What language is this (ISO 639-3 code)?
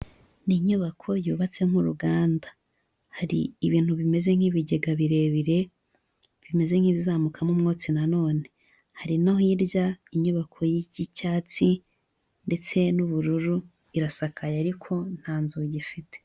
kin